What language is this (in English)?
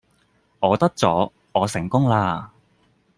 Cantonese